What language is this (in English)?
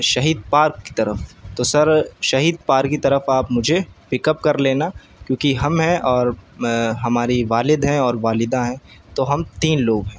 Urdu